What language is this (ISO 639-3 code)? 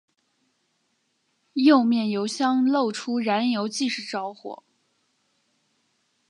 zho